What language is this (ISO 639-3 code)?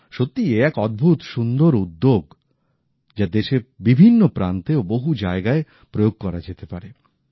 ben